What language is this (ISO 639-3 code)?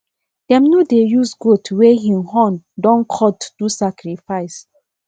pcm